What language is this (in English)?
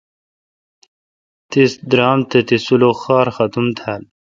Kalkoti